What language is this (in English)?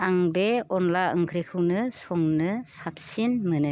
Bodo